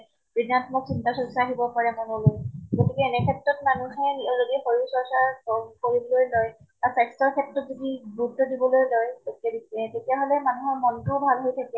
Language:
Assamese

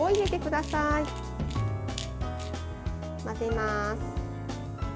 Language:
Japanese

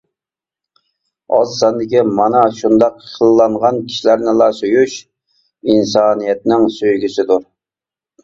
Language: Uyghur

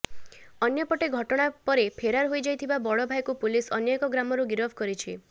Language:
Odia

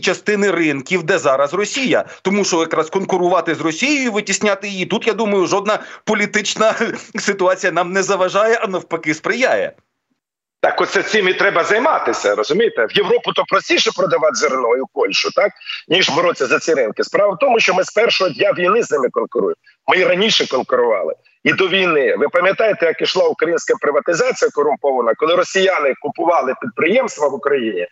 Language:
Ukrainian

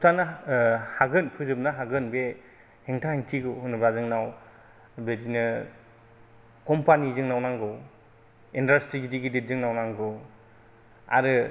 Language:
Bodo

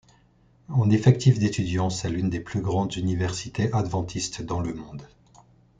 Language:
French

